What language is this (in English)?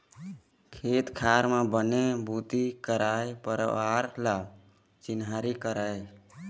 Chhattisgarhi